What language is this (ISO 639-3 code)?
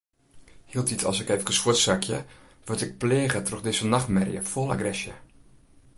fry